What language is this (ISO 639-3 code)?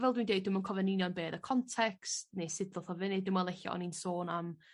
cym